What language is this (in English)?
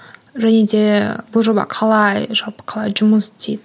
Kazakh